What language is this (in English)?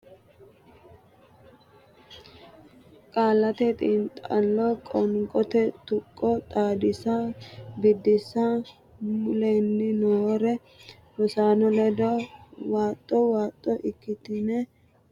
Sidamo